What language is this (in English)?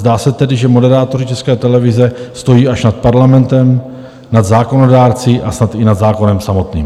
Czech